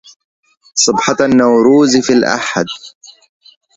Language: Arabic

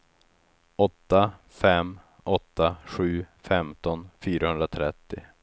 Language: Swedish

